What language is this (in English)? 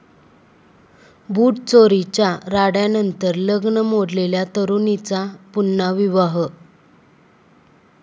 Marathi